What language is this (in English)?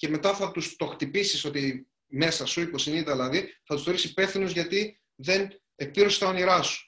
Greek